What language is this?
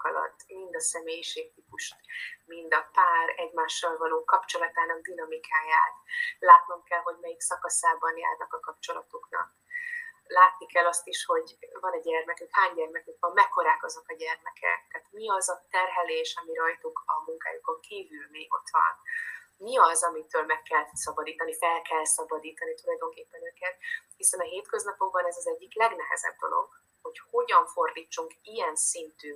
Hungarian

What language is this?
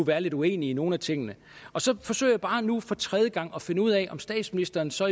Danish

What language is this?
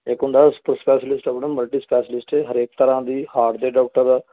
Punjabi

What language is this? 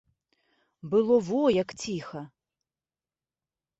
Belarusian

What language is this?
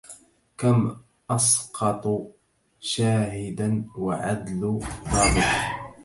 Arabic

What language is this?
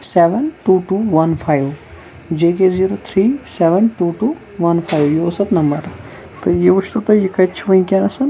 Kashmiri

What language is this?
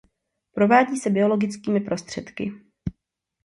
Czech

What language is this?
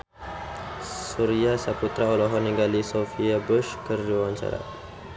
Sundanese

